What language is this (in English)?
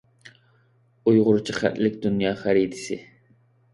Uyghur